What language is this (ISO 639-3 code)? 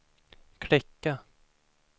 swe